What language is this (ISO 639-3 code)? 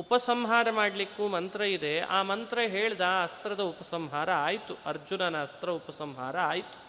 kan